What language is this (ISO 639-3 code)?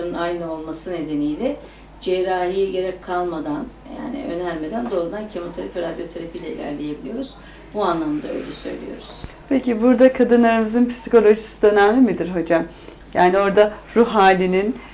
tur